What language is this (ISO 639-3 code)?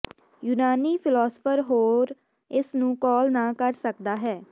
pan